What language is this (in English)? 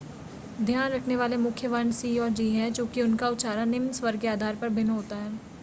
Hindi